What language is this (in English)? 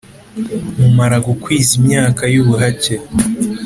Kinyarwanda